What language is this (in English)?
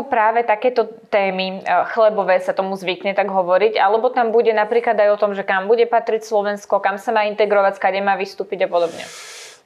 Slovak